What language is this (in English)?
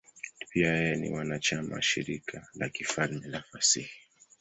Swahili